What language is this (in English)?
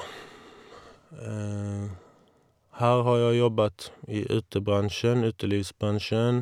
Norwegian